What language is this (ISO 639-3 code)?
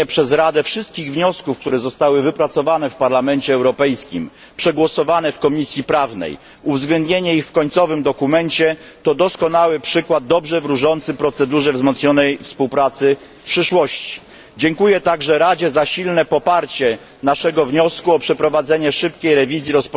pol